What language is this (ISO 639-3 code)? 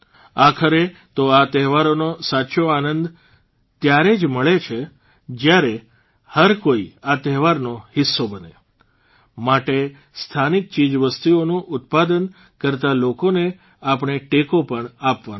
guj